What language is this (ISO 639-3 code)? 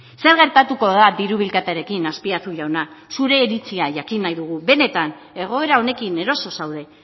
eus